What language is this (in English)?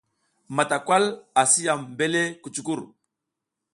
South Giziga